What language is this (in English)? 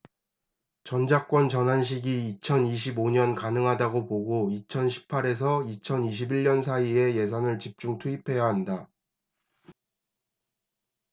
Korean